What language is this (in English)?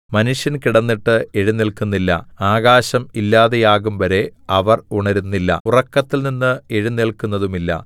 Malayalam